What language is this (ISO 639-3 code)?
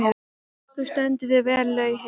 isl